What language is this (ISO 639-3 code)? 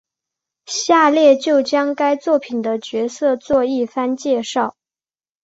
zho